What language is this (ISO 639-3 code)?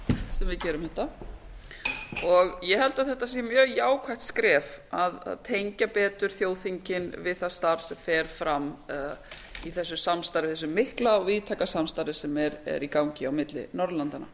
isl